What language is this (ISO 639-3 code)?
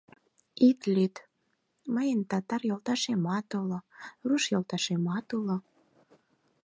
chm